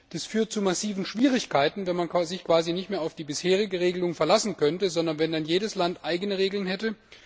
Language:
German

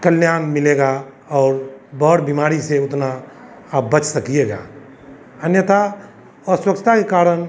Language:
Hindi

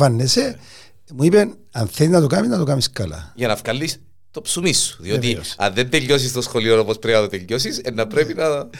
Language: Greek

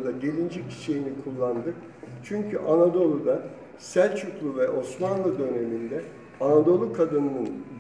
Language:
Turkish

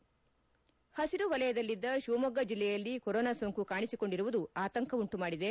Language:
Kannada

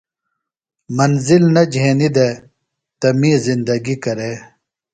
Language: Phalura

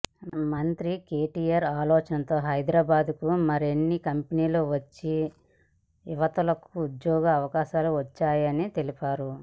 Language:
Telugu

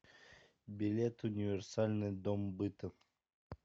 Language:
Russian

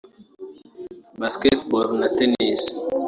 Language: Kinyarwanda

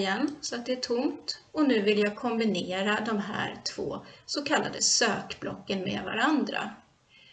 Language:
Swedish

